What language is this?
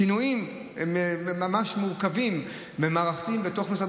Hebrew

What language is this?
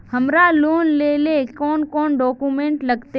Magahi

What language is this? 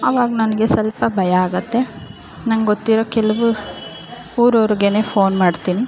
Kannada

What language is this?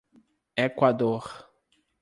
Portuguese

